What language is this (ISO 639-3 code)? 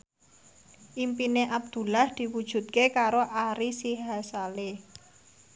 jav